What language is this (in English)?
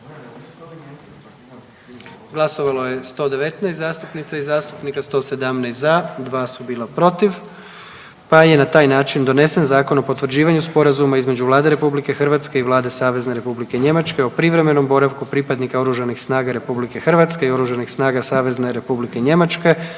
Croatian